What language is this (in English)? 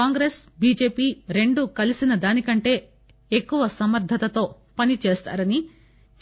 Telugu